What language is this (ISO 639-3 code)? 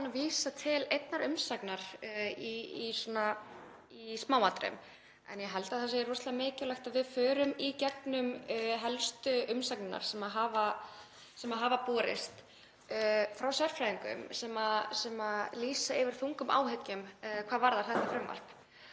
isl